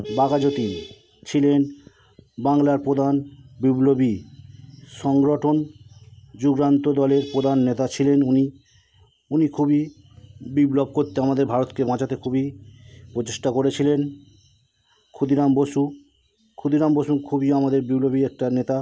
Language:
Bangla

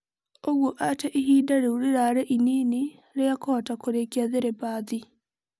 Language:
Kikuyu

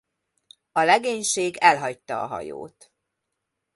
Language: Hungarian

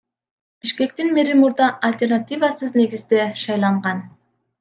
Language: Kyrgyz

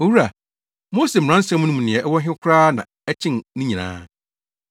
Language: Akan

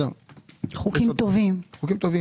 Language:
Hebrew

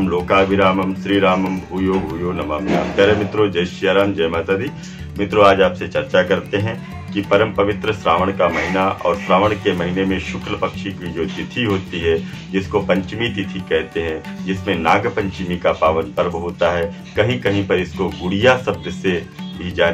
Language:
Hindi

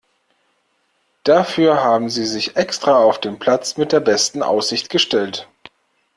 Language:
German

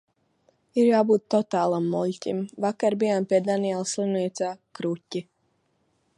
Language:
Latvian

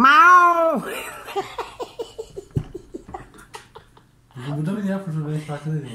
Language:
Turkish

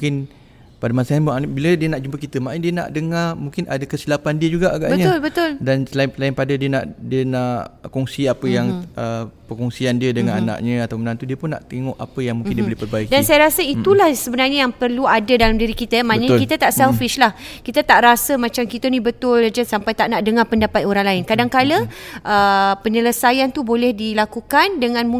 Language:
Malay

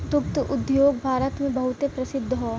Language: Bhojpuri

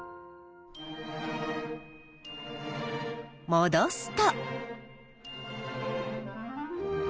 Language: Japanese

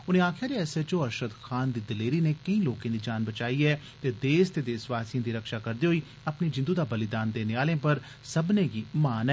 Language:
Dogri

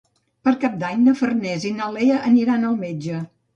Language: Catalan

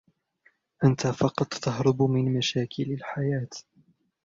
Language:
Arabic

